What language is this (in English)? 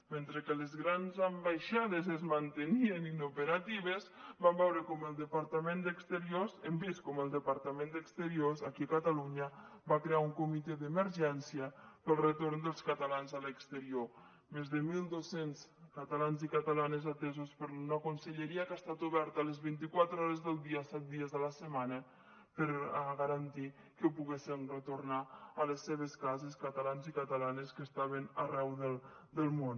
Catalan